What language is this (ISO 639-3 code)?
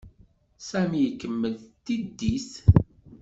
kab